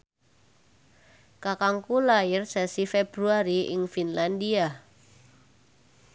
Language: Javanese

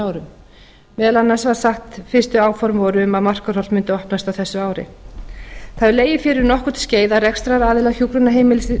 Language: Icelandic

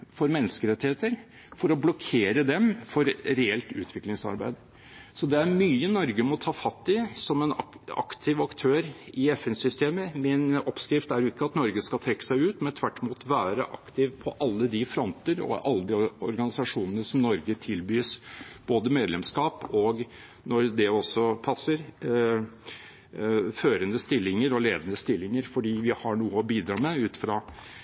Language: Norwegian Bokmål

